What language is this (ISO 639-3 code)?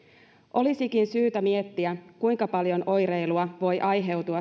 fin